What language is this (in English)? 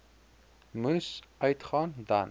Afrikaans